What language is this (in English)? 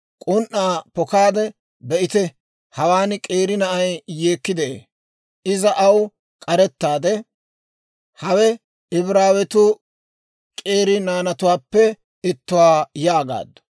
Dawro